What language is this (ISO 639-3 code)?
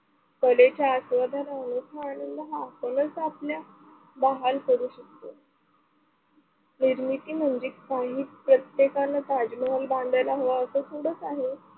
mar